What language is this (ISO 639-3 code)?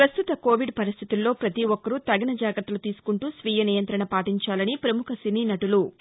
tel